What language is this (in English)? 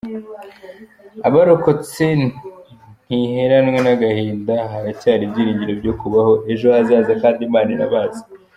Kinyarwanda